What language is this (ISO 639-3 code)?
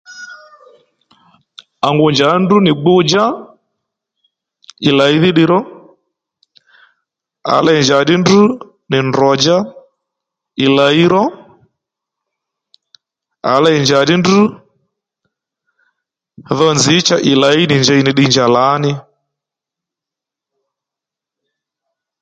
led